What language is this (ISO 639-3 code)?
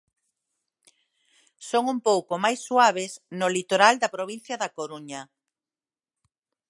glg